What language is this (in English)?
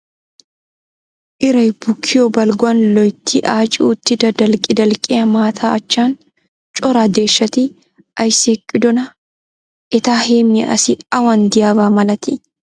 Wolaytta